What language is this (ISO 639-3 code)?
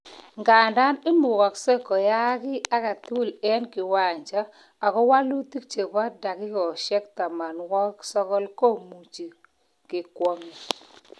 kln